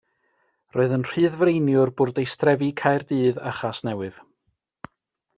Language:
Welsh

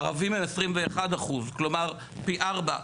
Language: Hebrew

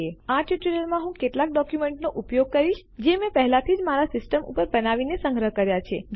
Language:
Gujarati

